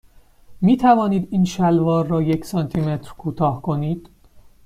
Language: Persian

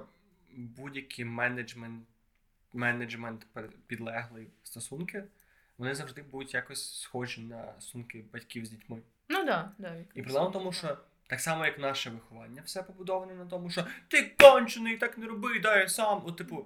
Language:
Ukrainian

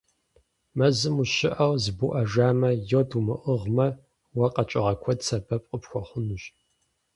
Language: Kabardian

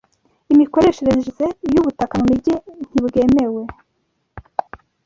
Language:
Kinyarwanda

